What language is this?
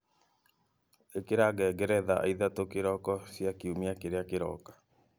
Kikuyu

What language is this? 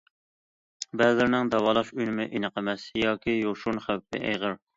Uyghur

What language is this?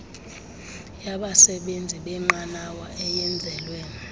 Xhosa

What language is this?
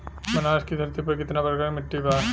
Bhojpuri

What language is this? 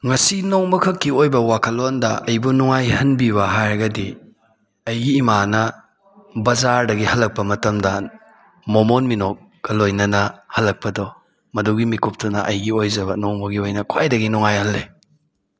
Manipuri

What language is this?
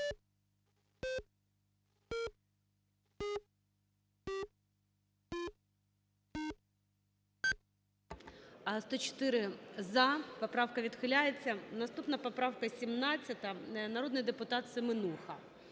Ukrainian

